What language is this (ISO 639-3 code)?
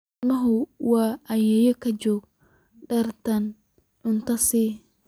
som